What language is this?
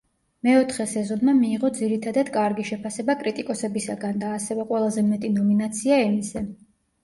Georgian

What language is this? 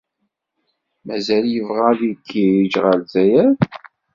Kabyle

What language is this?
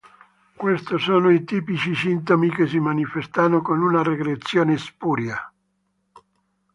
Italian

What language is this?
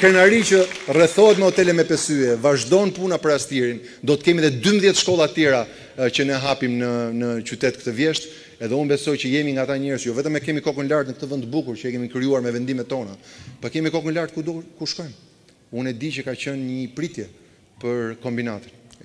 Romanian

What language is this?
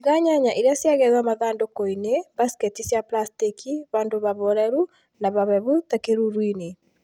Kikuyu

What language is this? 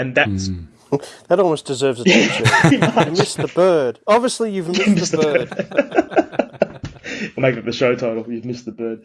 English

